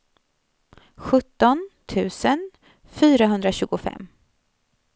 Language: Swedish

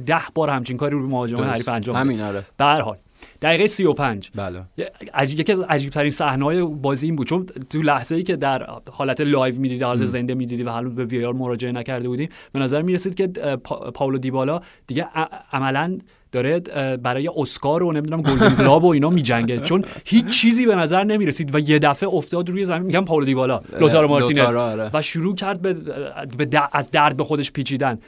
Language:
Persian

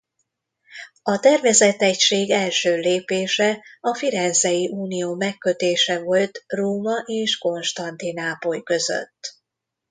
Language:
Hungarian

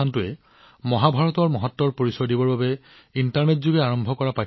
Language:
Assamese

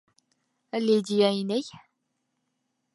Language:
Bashkir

